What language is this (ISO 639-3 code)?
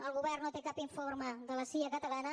cat